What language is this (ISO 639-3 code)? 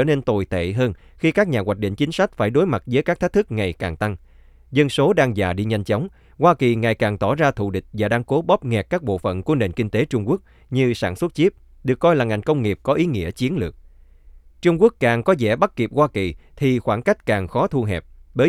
vie